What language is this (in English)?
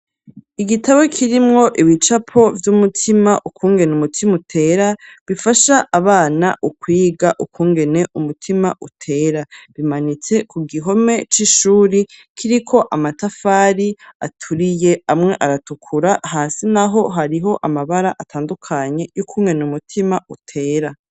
Rundi